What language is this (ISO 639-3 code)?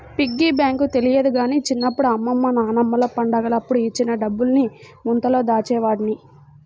tel